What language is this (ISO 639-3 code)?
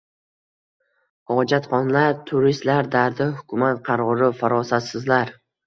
uzb